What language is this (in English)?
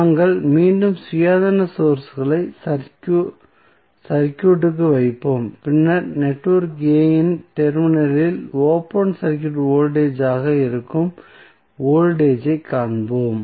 Tamil